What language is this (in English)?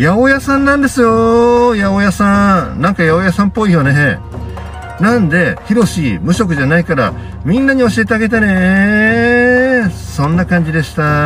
Japanese